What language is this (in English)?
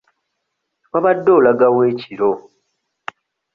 Ganda